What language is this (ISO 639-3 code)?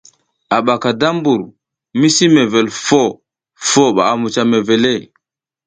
giz